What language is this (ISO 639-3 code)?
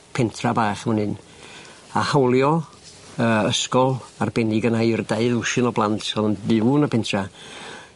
cym